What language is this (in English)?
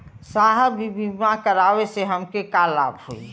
Bhojpuri